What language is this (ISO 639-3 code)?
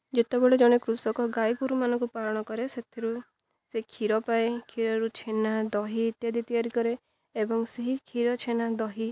ori